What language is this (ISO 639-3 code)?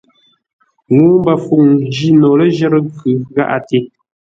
nla